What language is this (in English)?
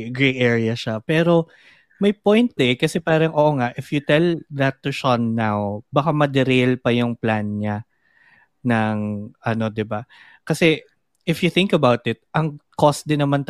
Filipino